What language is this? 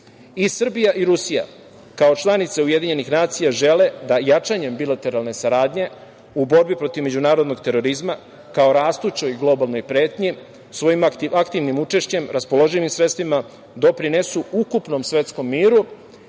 Serbian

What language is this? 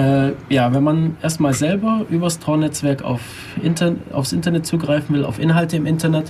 German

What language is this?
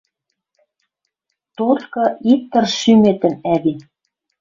Western Mari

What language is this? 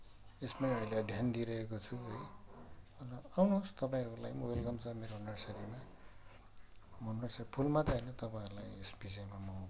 Nepali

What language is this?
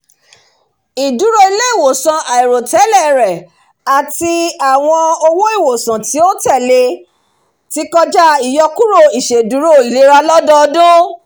Yoruba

